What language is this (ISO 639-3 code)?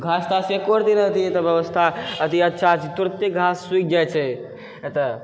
mai